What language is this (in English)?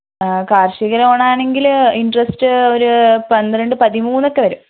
Malayalam